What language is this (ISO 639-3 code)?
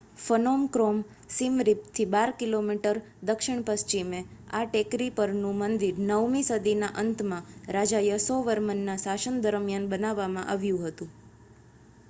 guj